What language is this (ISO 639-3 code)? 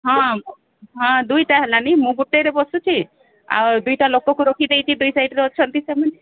ori